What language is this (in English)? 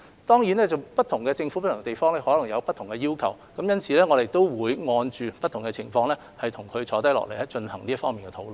Cantonese